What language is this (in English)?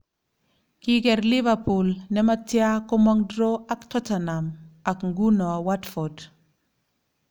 Kalenjin